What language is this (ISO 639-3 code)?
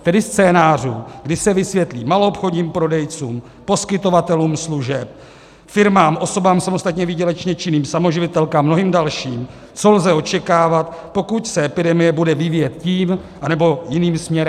ces